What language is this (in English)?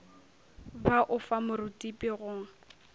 Northern Sotho